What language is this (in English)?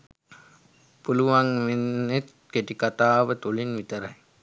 Sinhala